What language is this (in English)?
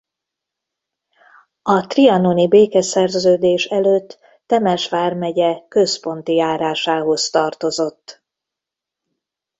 Hungarian